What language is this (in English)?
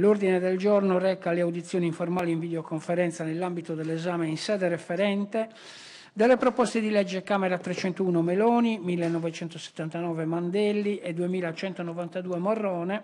Italian